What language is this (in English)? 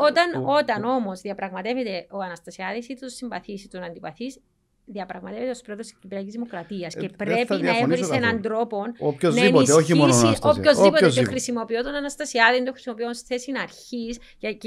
Greek